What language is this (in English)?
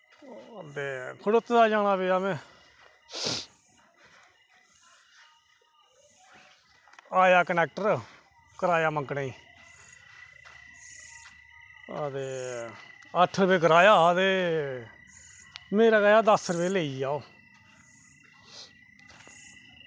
Dogri